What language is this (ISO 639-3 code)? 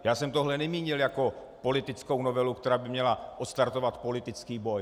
ces